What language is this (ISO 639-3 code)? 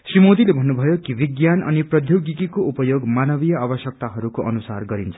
nep